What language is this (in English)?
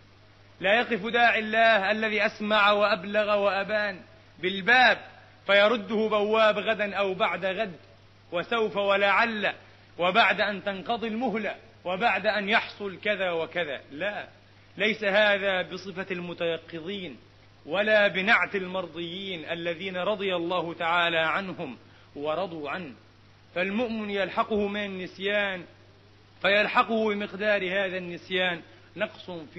Arabic